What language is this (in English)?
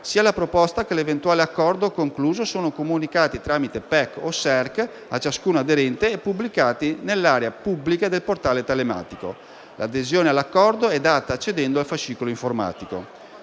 Italian